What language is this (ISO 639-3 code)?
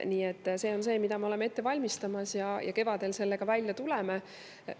est